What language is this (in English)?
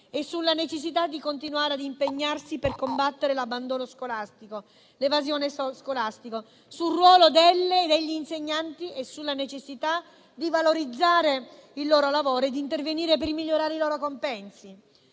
Italian